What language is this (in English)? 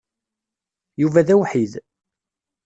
Kabyle